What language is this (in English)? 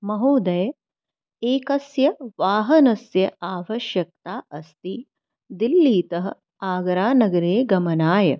Sanskrit